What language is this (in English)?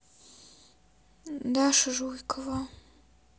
Russian